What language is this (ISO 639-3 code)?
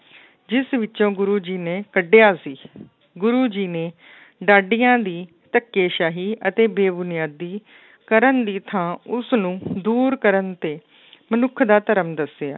pan